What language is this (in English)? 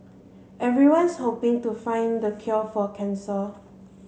English